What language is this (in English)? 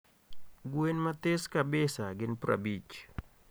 Luo (Kenya and Tanzania)